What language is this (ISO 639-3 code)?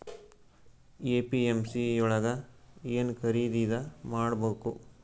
kan